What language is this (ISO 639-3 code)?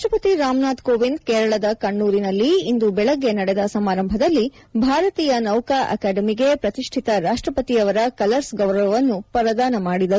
kan